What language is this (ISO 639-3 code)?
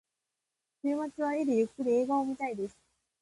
jpn